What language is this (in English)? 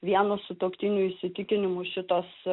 Lithuanian